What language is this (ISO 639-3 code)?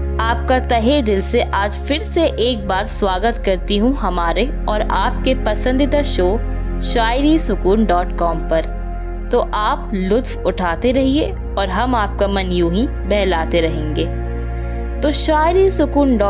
hin